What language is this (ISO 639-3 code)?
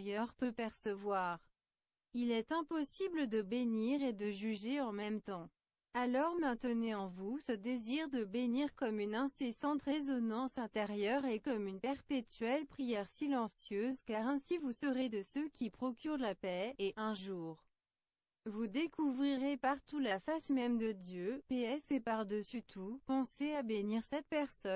fra